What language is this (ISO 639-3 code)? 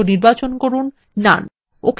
ben